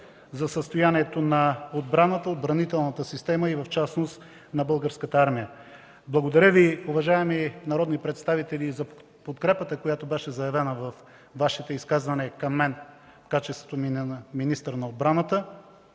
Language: Bulgarian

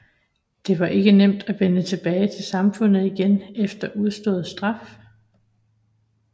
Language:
Danish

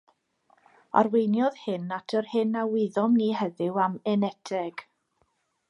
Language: Welsh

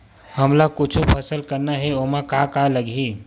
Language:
Chhattisgarhi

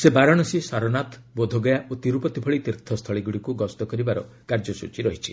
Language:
Odia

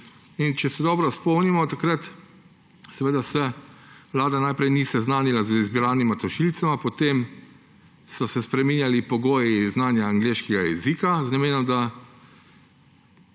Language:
Slovenian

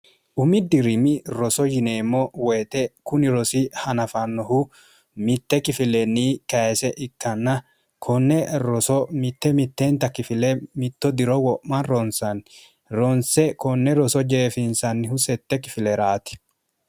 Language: Sidamo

